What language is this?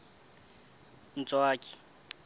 Southern Sotho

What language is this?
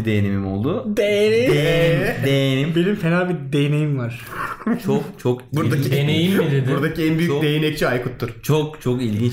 Turkish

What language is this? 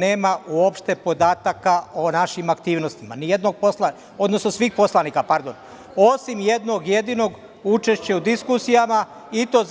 Serbian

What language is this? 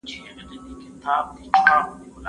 Pashto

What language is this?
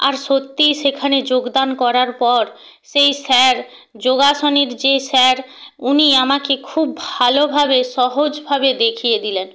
Bangla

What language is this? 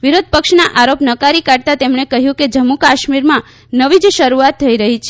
Gujarati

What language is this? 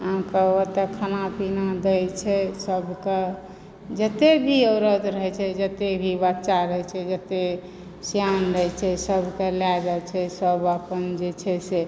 Maithili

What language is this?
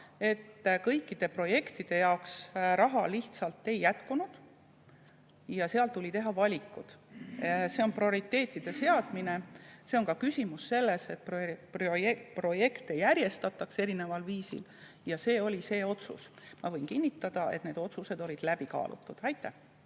Estonian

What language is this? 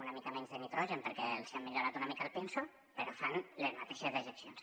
Catalan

